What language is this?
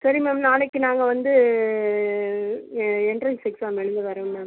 Tamil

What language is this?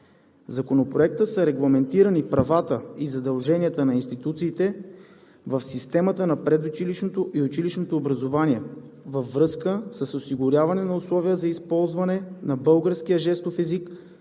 Bulgarian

